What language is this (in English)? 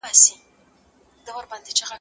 Pashto